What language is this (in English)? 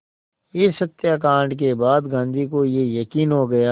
Hindi